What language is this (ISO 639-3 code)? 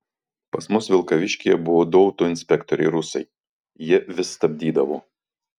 lit